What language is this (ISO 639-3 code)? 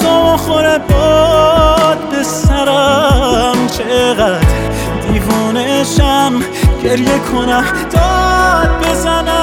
fas